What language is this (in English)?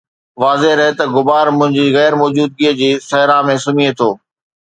Sindhi